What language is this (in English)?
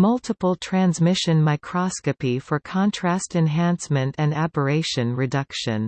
English